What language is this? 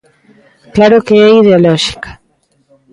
Galician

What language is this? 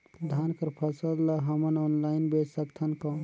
Chhattisgarhi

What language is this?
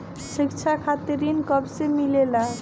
Bhojpuri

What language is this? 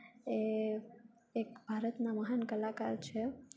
Gujarati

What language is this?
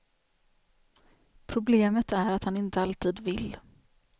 Swedish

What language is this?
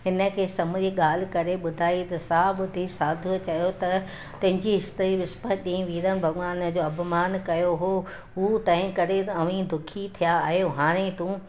Sindhi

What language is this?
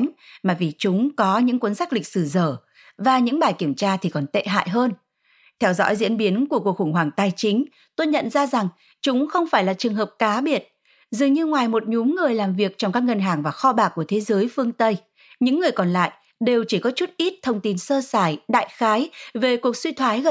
Vietnamese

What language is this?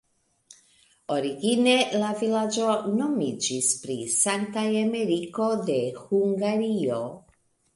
Esperanto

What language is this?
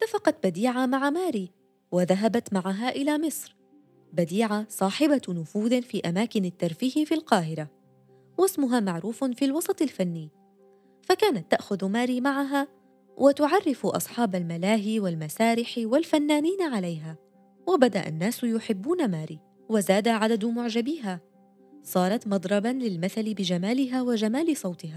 Arabic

